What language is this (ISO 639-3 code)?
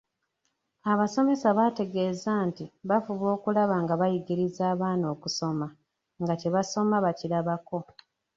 lug